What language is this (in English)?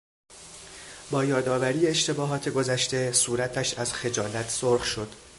Persian